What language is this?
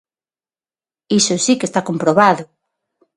Galician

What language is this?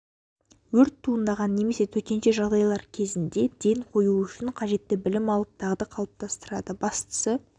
Kazakh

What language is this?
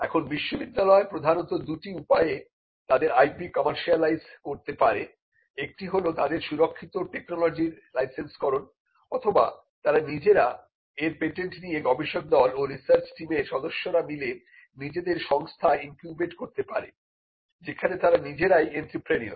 Bangla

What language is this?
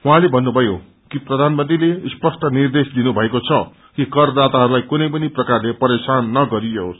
Nepali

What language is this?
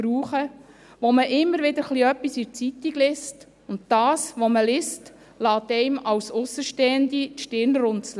Swiss German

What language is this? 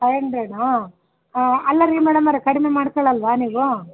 Kannada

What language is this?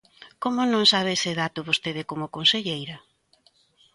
Galician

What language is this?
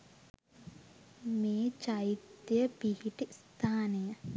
Sinhala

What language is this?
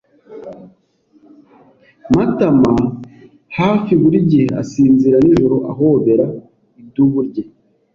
Kinyarwanda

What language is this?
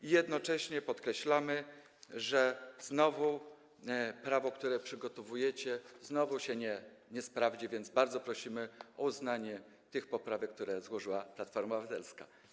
Polish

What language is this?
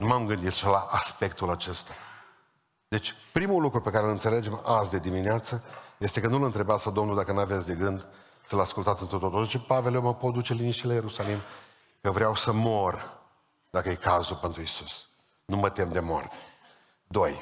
Romanian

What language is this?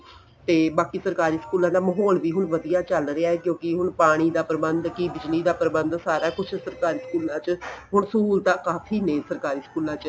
Punjabi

